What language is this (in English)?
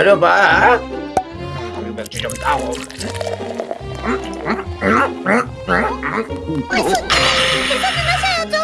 Korean